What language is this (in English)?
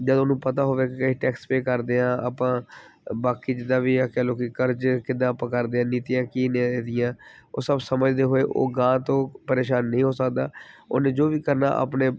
Punjabi